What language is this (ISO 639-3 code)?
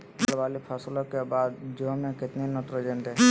mag